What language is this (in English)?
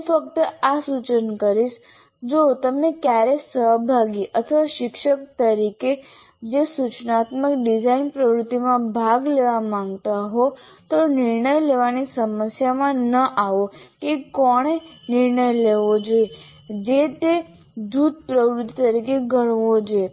Gujarati